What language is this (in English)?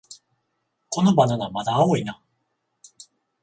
Japanese